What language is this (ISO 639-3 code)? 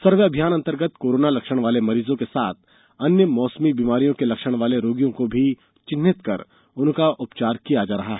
hin